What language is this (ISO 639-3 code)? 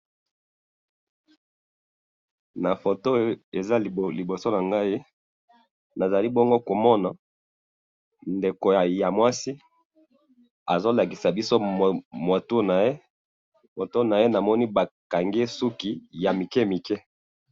lin